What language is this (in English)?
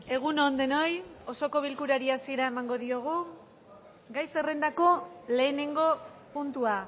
Basque